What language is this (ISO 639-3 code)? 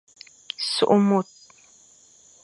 fan